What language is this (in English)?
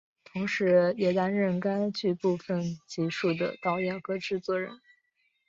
Chinese